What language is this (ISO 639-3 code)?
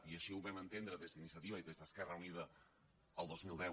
cat